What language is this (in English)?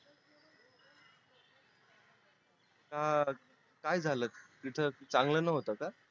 Marathi